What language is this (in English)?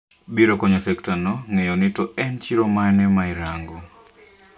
Luo (Kenya and Tanzania)